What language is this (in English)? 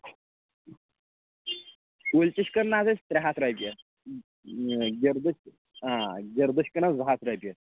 Kashmiri